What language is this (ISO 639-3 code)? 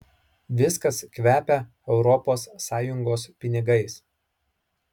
lit